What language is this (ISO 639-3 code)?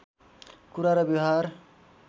nep